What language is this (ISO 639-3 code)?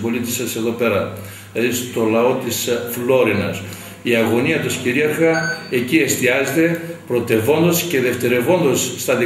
ell